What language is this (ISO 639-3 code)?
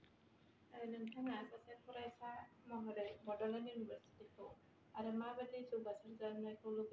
brx